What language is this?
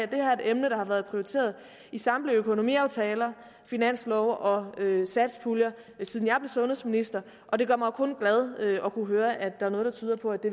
Danish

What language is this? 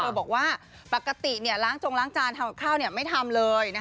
Thai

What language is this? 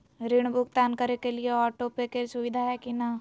Magahi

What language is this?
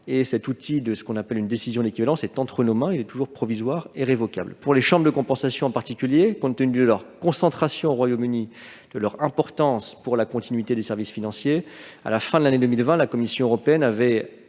French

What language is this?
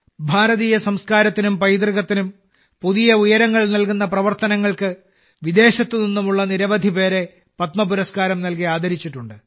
Malayalam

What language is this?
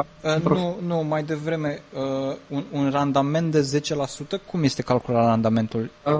Romanian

